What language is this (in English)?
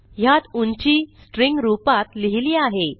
Marathi